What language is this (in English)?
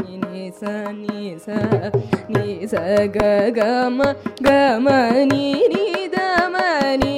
Kannada